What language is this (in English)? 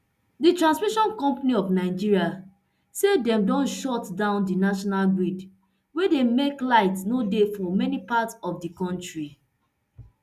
Nigerian Pidgin